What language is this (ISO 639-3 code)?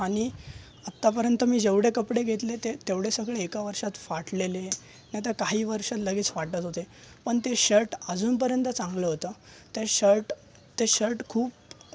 mar